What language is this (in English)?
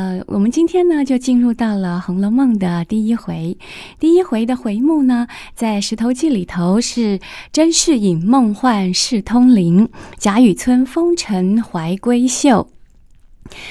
Chinese